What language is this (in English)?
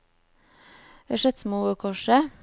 Norwegian